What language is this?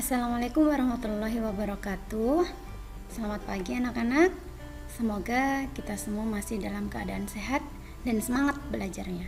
Indonesian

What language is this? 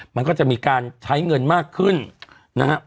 Thai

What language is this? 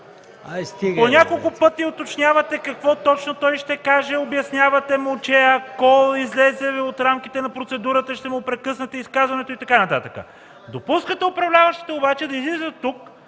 Bulgarian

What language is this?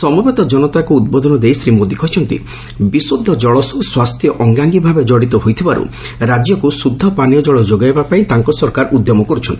Odia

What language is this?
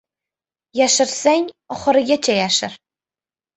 Uzbek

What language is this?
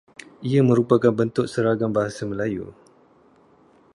Malay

